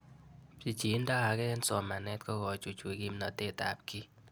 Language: Kalenjin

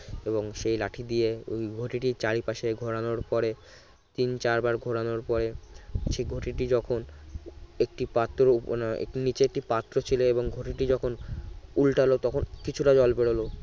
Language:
Bangla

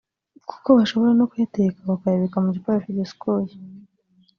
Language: Kinyarwanda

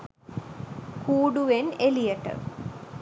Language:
Sinhala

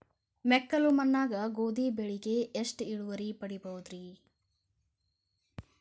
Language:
Kannada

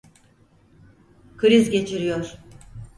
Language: Turkish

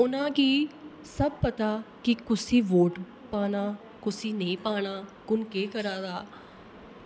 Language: Dogri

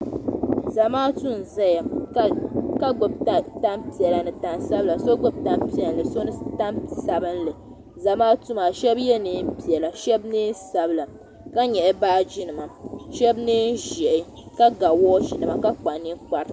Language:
Dagbani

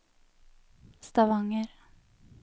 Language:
Norwegian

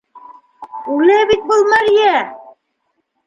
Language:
Bashkir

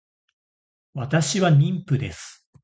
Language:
Japanese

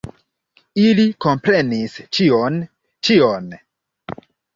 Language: Esperanto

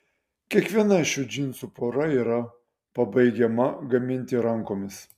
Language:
Lithuanian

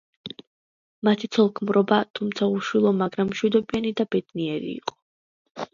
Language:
Georgian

